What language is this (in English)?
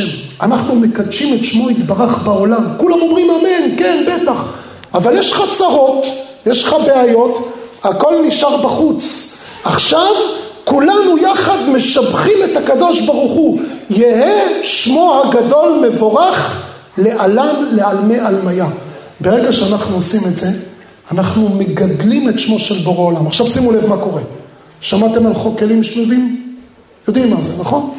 Hebrew